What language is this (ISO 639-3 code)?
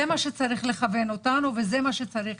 heb